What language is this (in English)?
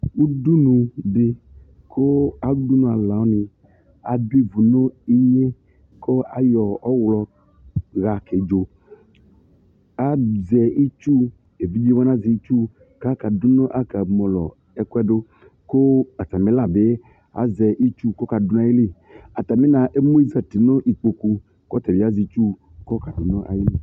Ikposo